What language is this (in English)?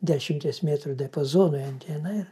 Lithuanian